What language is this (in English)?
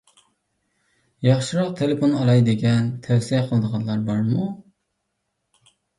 Uyghur